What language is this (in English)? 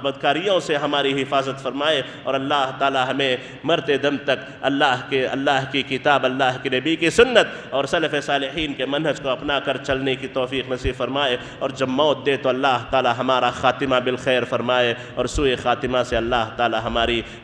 Arabic